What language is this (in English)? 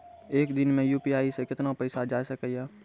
Maithili